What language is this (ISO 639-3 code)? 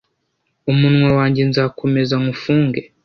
kin